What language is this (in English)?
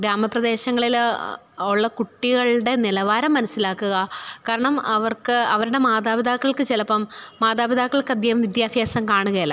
Malayalam